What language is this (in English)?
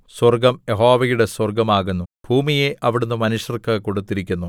Malayalam